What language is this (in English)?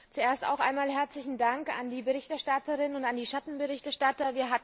German